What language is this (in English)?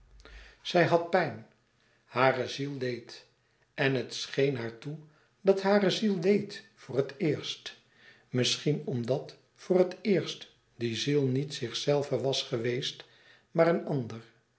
Dutch